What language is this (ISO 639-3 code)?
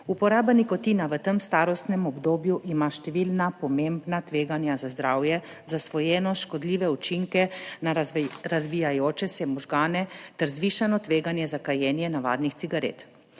slv